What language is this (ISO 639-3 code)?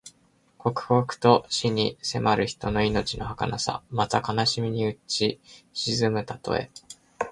jpn